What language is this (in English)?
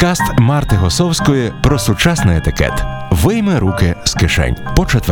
Ukrainian